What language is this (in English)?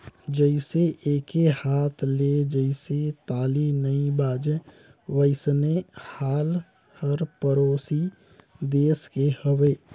Chhattisgarhi